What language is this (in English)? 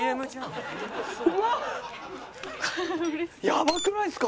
Japanese